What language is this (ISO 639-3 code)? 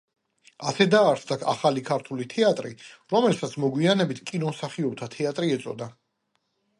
kat